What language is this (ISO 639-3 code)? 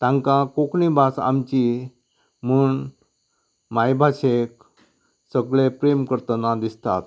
kok